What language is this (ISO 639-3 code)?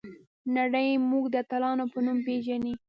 pus